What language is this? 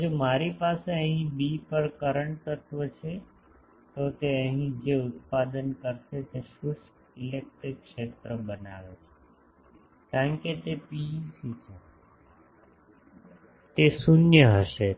Gujarati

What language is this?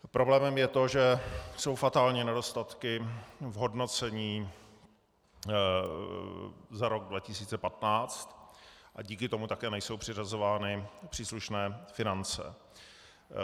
Czech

